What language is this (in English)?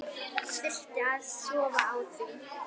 Icelandic